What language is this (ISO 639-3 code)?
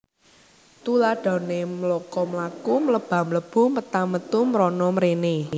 jav